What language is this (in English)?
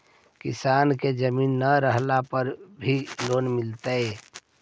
Magahi